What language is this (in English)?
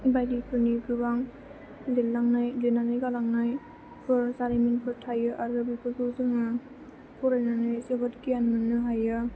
Bodo